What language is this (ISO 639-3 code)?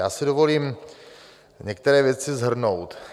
ces